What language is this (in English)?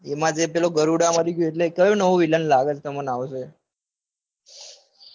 Gujarati